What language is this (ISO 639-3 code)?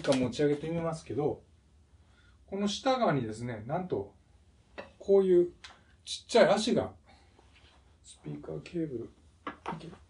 jpn